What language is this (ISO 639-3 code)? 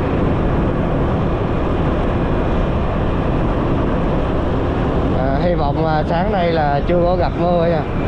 vie